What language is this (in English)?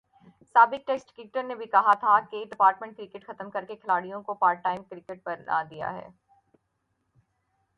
Urdu